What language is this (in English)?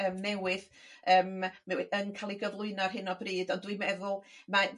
Welsh